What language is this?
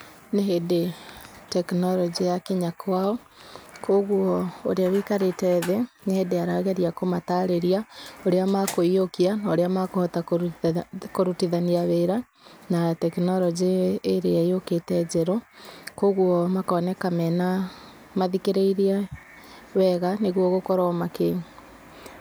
Kikuyu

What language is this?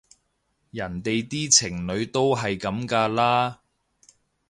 Cantonese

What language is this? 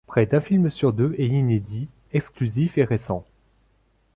French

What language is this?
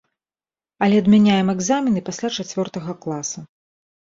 Belarusian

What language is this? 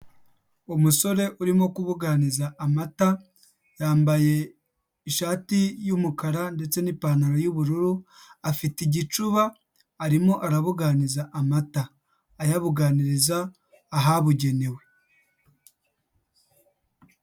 Kinyarwanda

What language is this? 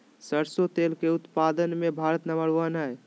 Magahi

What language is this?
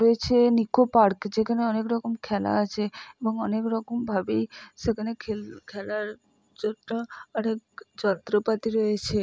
Bangla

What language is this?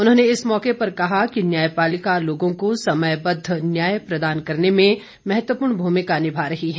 Hindi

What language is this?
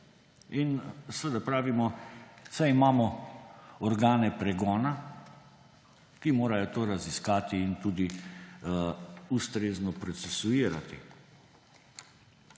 Slovenian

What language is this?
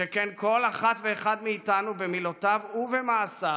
Hebrew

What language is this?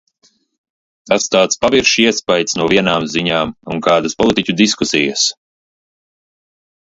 Latvian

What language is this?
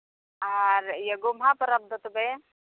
Santali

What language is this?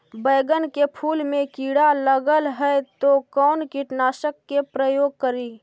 Magahi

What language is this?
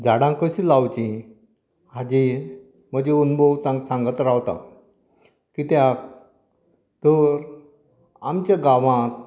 Konkani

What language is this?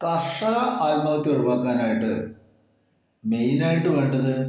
Malayalam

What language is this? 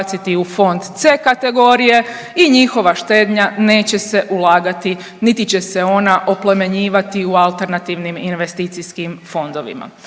Croatian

